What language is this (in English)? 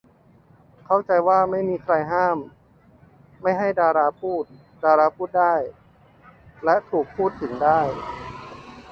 Thai